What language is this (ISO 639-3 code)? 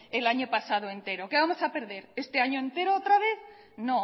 spa